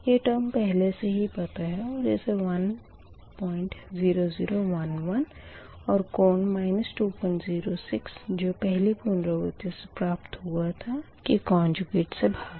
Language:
Hindi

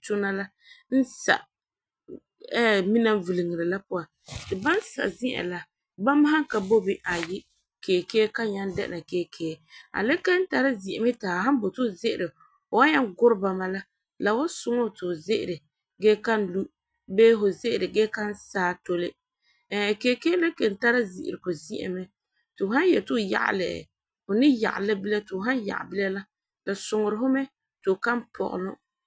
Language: Frafra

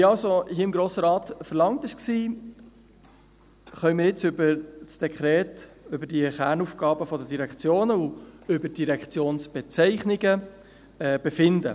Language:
Swiss German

